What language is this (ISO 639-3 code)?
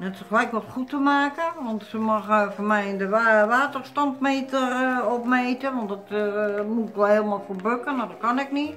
nld